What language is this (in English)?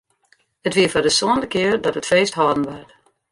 Western Frisian